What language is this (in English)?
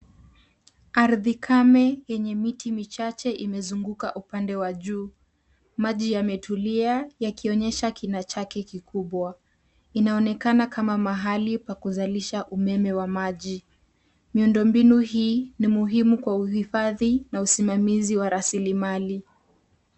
Swahili